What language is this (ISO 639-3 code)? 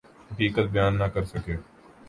urd